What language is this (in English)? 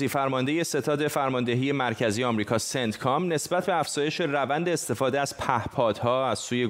Persian